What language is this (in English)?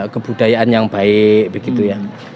Indonesian